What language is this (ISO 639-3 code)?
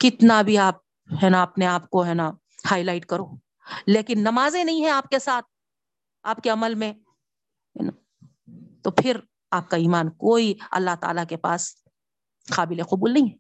urd